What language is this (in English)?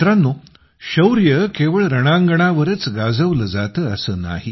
Marathi